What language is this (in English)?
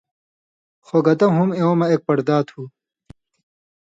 Indus Kohistani